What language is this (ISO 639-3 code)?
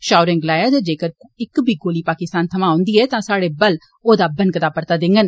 doi